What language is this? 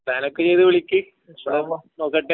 Malayalam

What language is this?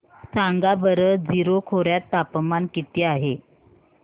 Marathi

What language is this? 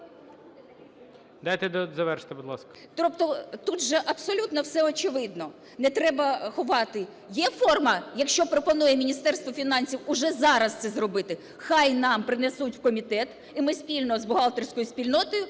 Ukrainian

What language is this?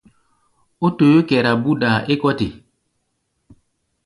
Gbaya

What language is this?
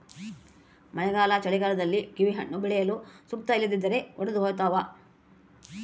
Kannada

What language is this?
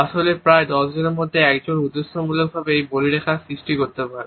Bangla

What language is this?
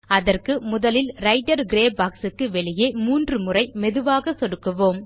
Tamil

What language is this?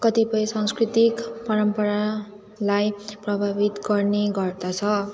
Nepali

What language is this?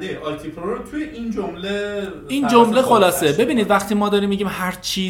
Persian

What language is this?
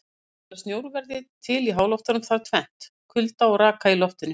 Icelandic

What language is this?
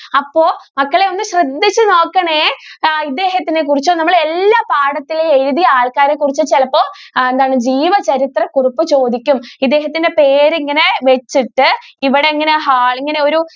Malayalam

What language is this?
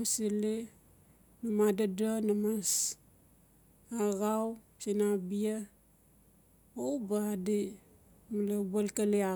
Notsi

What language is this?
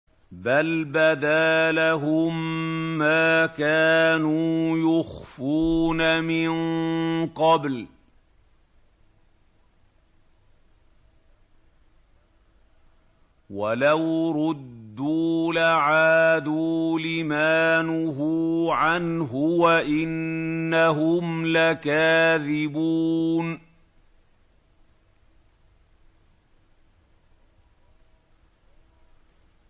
Arabic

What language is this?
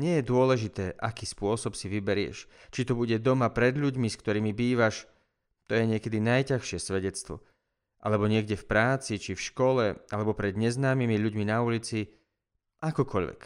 Slovak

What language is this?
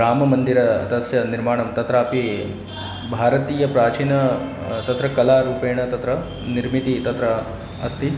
Sanskrit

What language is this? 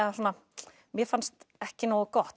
Icelandic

